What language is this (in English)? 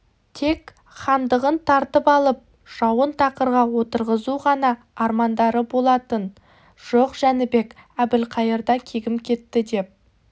Kazakh